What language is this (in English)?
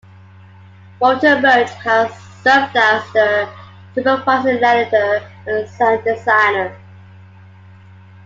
English